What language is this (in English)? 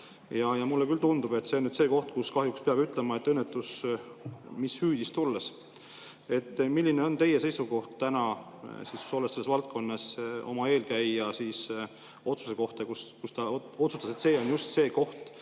Estonian